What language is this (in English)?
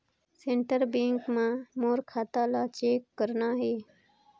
Chhattisgarhi